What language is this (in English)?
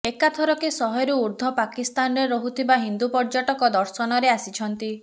Odia